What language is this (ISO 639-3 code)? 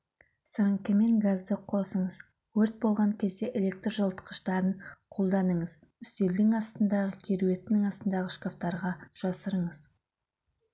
kaz